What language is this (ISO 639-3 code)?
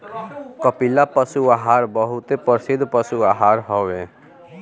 bho